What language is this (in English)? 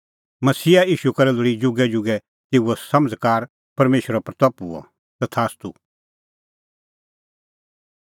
Kullu Pahari